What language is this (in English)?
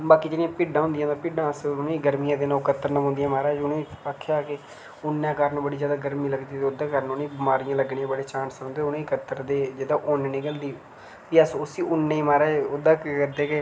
Dogri